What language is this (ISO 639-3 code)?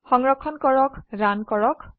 asm